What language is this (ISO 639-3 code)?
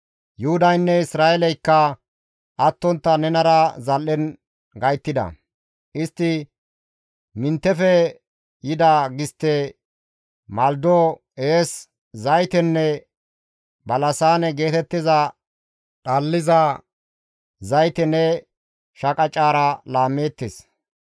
gmv